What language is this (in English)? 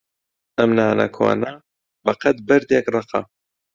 Central Kurdish